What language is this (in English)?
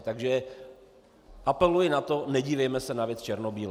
Czech